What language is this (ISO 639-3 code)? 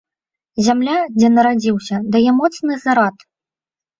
bel